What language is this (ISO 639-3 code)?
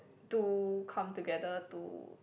eng